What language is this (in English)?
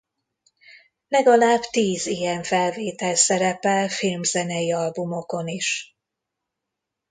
Hungarian